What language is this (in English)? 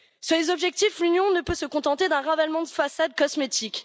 French